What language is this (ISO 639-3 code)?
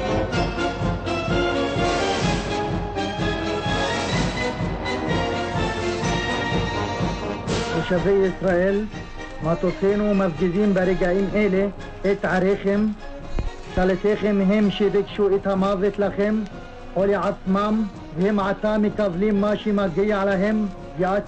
heb